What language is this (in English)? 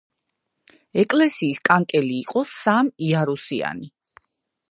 Georgian